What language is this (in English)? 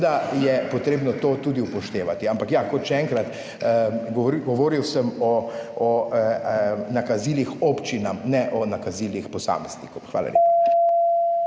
Slovenian